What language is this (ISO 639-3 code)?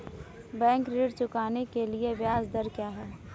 hin